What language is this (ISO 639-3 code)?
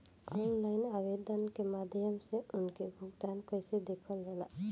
bho